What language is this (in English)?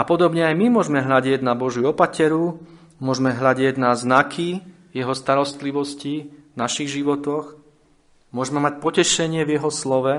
Slovak